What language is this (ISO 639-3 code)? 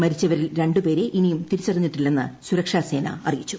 mal